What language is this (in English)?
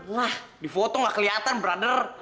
Indonesian